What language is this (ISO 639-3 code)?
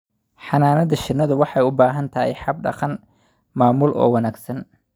som